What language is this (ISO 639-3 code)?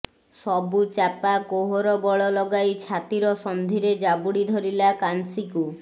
ori